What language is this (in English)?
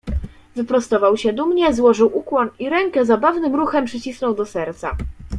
Polish